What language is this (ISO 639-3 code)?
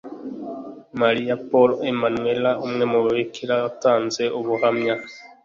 kin